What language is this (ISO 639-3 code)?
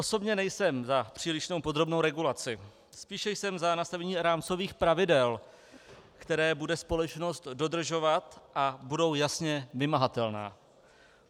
ces